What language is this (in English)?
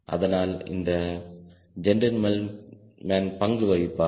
Tamil